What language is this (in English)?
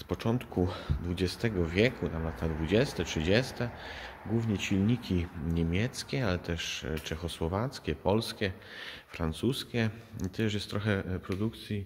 Polish